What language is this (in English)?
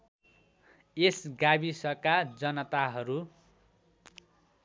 Nepali